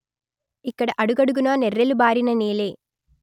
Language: Telugu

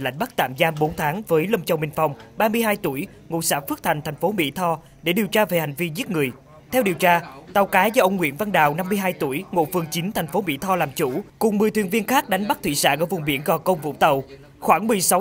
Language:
Vietnamese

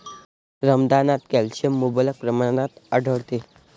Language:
Marathi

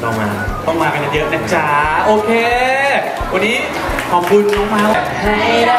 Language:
Thai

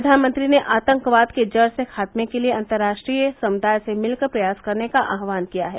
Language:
Hindi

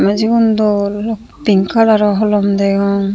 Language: Chakma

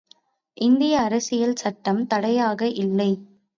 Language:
Tamil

